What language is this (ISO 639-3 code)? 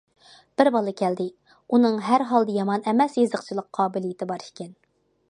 uig